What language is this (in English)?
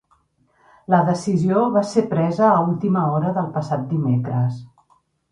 Catalan